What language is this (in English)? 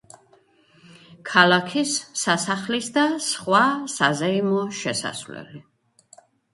Georgian